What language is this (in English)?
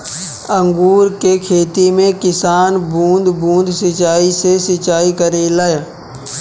Bhojpuri